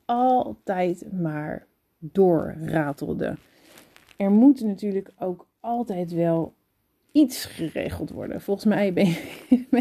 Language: Dutch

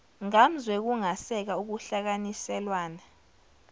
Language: Zulu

